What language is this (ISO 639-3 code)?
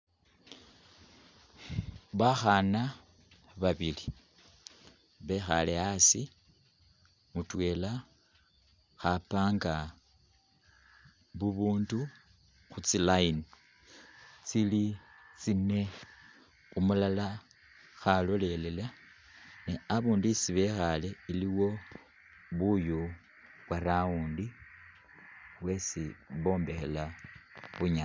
myx